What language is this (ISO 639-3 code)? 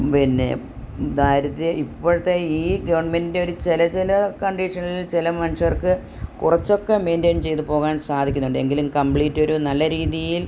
mal